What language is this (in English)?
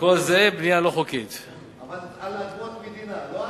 Hebrew